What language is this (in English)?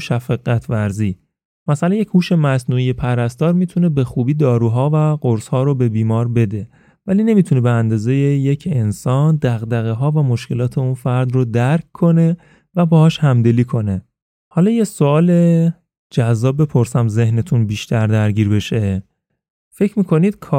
Persian